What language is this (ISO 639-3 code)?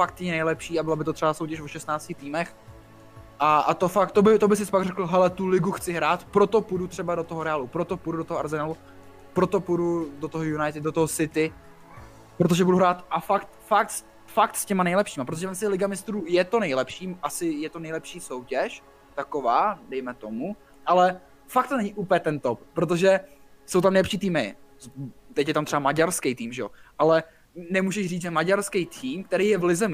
ces